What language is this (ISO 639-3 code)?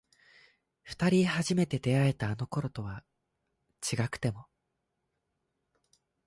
jpn